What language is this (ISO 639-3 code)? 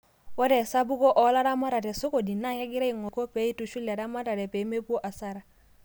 mas